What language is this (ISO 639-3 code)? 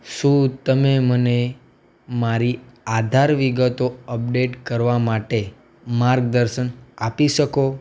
guj